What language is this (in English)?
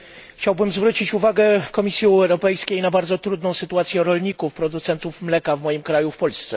Polish